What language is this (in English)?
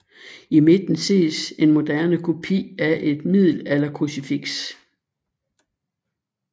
Danish